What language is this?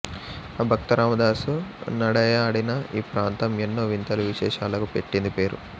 Telugu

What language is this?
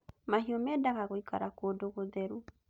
Kikuyu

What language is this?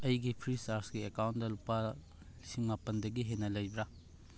Manipuri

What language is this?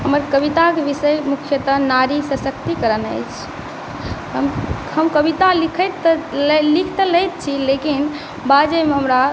Maithili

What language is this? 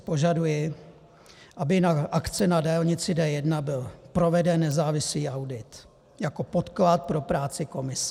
Czech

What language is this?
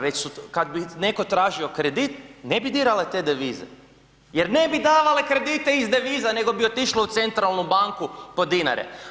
Croatian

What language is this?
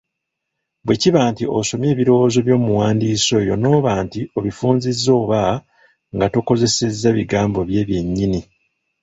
Ganda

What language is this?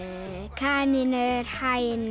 Icelandic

